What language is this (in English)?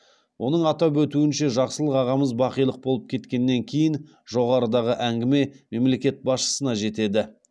Kazakh